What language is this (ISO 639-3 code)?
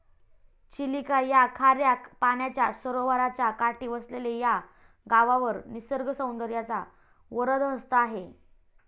mar